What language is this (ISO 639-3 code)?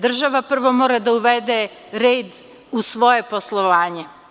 srp